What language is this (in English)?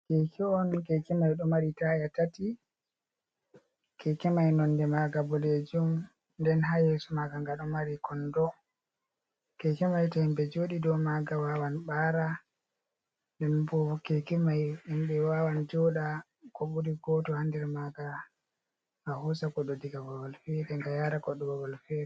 Fula